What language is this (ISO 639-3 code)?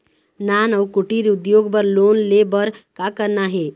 hne